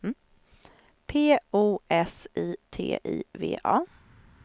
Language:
Swedish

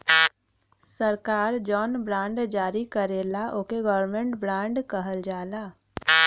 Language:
Bhojpuri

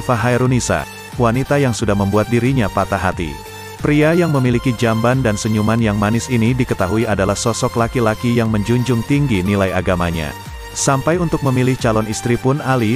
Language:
Indonesian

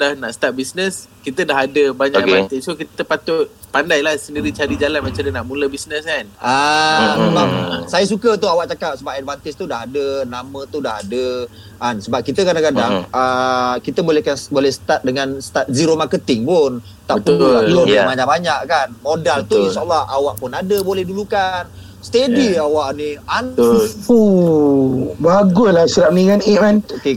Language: Malay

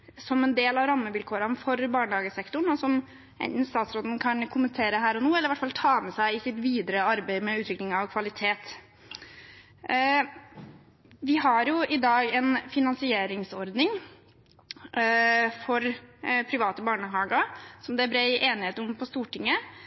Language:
Norwegian Bokmål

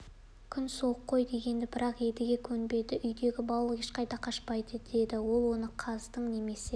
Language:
Kazakh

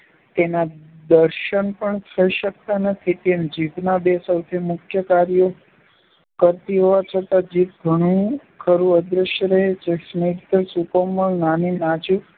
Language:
Gujarati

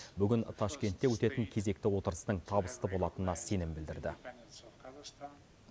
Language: Kazakh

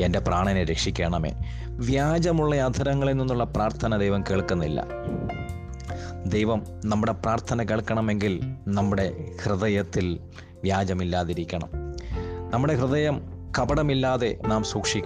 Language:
Malayalam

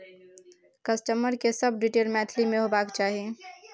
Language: Maithili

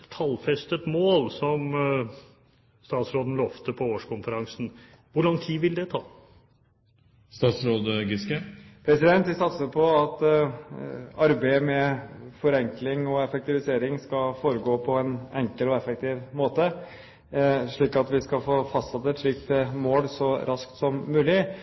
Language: Norwegian Bokmål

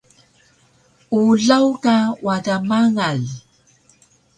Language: Taroko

